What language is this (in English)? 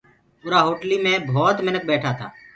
Gurgula